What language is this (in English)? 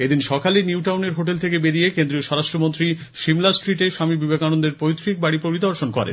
Bangla